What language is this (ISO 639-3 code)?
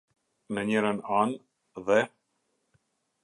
sqi